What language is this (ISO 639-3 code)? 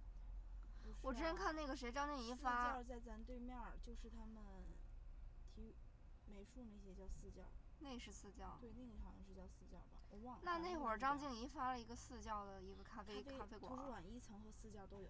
zho